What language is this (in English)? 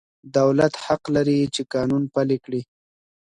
Pashto